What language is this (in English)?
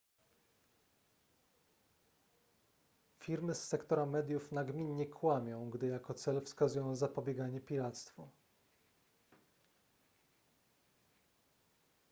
Polish